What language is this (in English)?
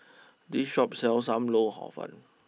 English